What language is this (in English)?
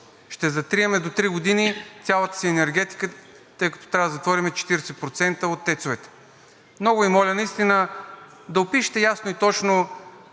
Bulgarian